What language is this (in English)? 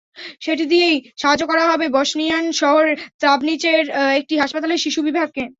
Bangla